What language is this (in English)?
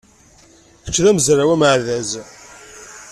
Kabyle